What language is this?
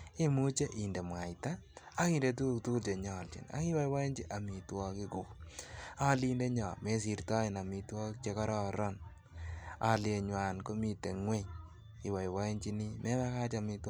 Kalenjin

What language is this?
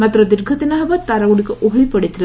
Odia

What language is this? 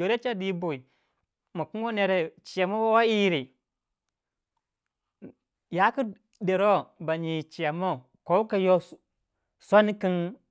Waja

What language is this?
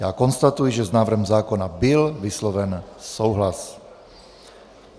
Czech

